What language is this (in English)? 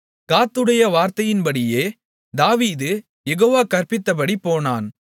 Tamil